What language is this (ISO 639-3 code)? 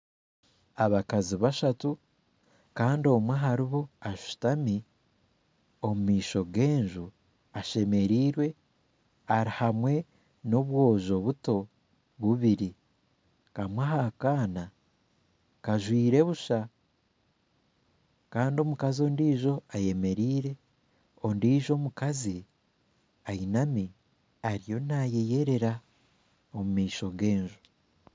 nyn